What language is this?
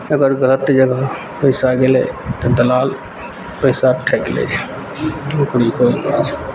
Maithili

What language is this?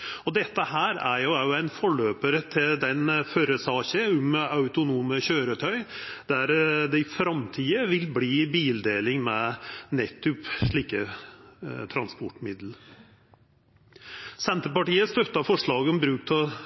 Norwegian Nynorsk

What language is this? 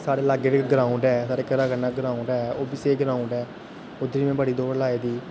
Dogri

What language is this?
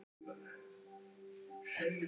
Icelandic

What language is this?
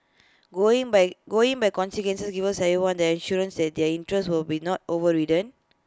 English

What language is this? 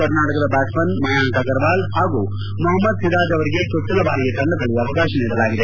Kannada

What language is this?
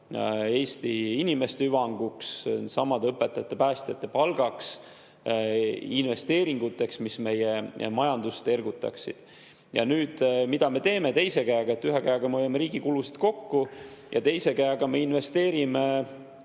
Estonian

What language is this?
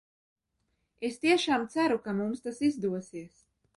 Latvian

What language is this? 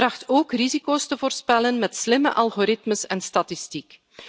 Dutch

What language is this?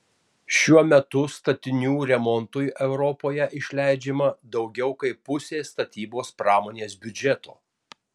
Lithuanian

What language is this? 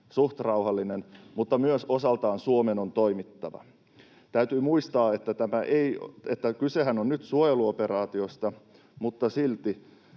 Finnish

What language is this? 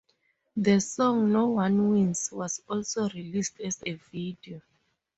English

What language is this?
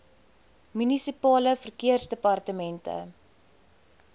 Afrikaans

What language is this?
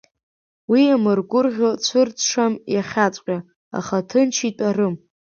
Abkhazian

